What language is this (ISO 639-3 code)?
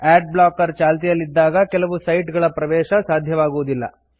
kan